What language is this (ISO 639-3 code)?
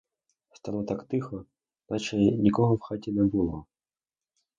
ukr